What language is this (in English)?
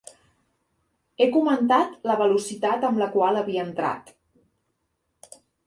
Catalan